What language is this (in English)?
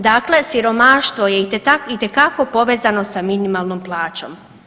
Croatian